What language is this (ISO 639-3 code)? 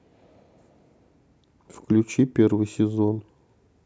rus